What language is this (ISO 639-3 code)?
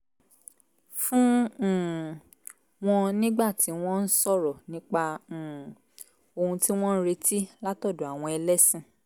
yor